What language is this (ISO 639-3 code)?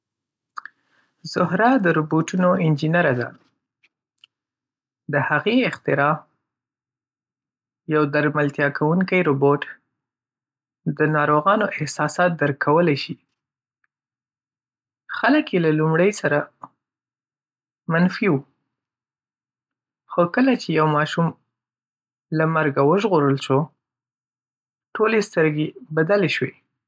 pus